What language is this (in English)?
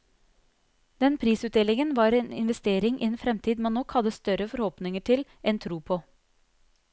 Norwegian